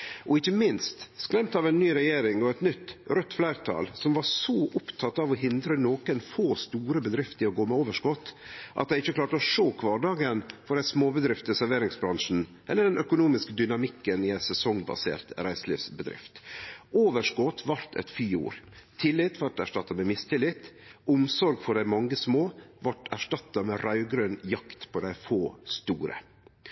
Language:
Norwegian Nynorsk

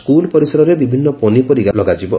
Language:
Odia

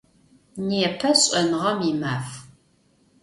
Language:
Adyghe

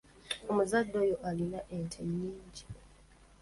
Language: Ganda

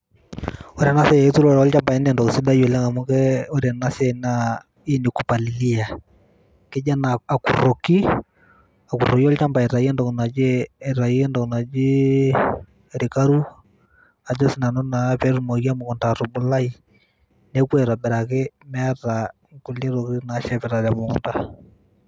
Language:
Masai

